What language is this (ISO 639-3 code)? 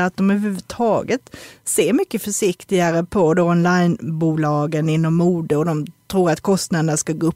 swe